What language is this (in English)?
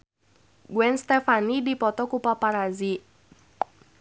Sundanese